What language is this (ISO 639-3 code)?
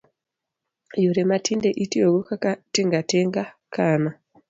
luo